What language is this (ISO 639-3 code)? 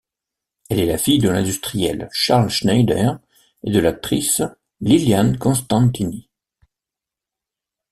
fra